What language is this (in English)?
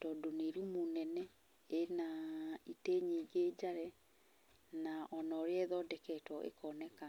Kikuyu